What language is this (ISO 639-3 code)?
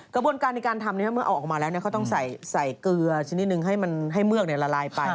tha